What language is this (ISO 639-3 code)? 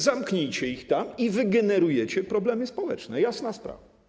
pol